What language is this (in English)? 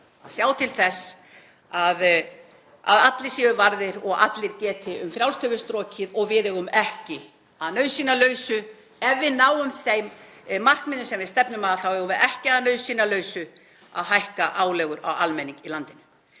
Icelandic